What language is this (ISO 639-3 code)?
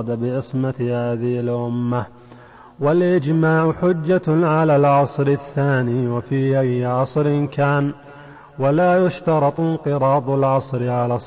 ara